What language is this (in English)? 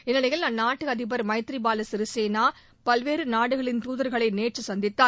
Tamil